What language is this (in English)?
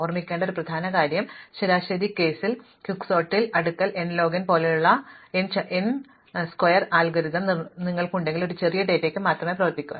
Malayalam